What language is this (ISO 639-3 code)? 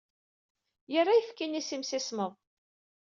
kab